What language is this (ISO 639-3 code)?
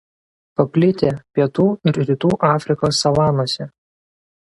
lit